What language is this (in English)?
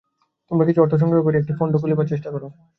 Bangla